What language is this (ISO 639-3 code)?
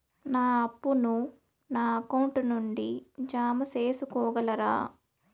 tel